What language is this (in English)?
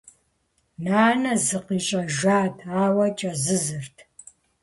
Kabardian